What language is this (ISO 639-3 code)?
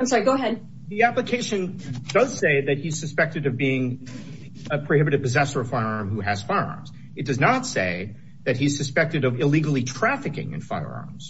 eng